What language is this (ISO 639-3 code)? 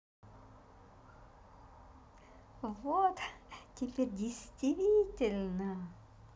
rus